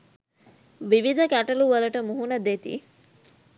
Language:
Sinhala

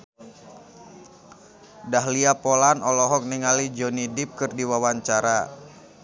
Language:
Sundanese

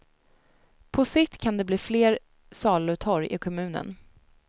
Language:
Swedish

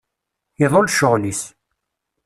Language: Kabyle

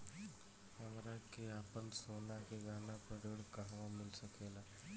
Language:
Bhojpuri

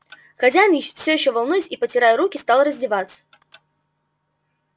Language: Russian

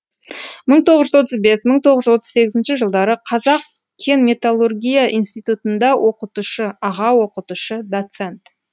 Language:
Kazakh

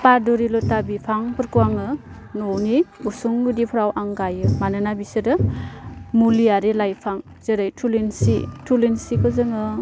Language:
Bodo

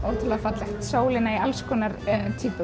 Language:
Icelandic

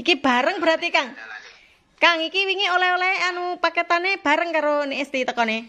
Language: Indonesian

